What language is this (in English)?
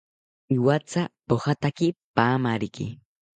South Ucayali Ashéninka